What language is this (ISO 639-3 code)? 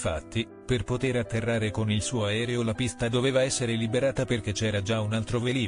ita